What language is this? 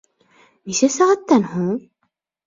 Bashkir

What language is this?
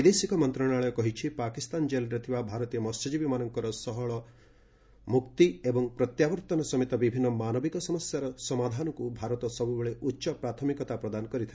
Odia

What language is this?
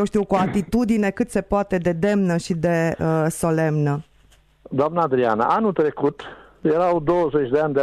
Romanian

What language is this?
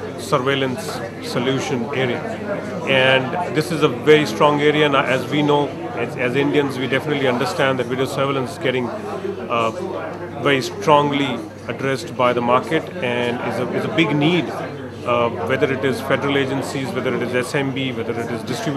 English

